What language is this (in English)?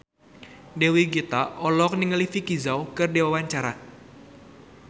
Sundanese